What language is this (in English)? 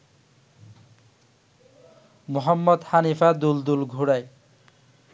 Bangla